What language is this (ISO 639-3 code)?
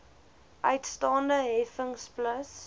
afr